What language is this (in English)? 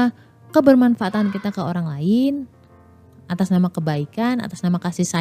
Indonesian